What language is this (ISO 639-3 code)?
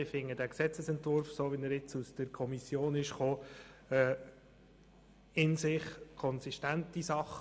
gsw